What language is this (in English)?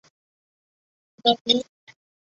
Chinese